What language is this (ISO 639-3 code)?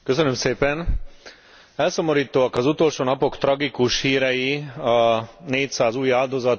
hun